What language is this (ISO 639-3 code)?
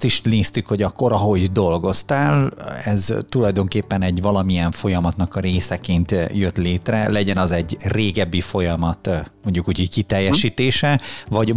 hun